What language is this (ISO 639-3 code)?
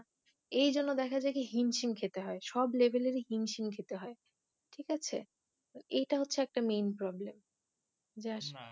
ben